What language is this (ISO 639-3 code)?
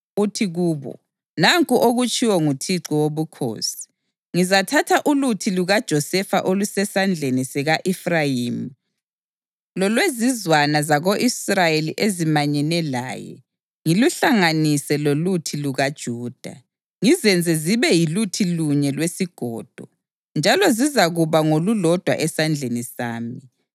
nde